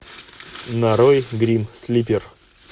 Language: Russian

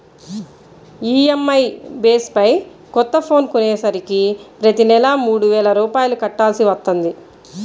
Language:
Telugu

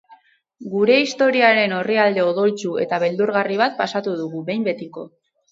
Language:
Basque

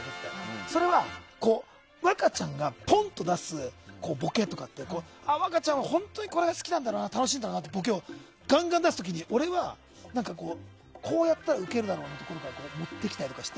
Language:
Japanese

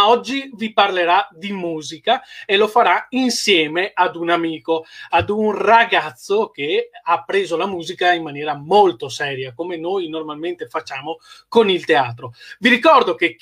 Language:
Italian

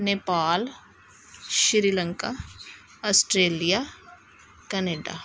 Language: Punjabi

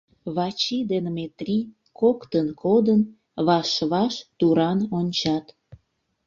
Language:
Mari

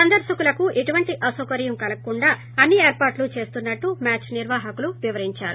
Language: Telugu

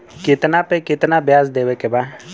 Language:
Bhojpuri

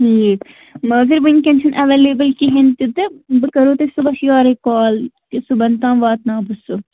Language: Kashmiri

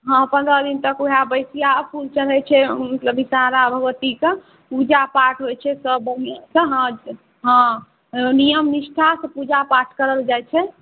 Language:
Maithili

